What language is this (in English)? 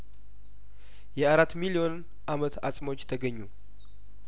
Amharic